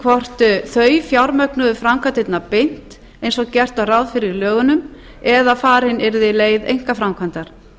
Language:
Icelandic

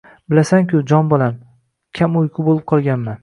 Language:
Uzbek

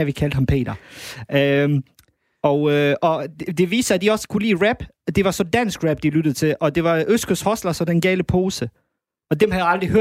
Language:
Danish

